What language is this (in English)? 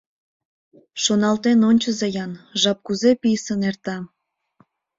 Mari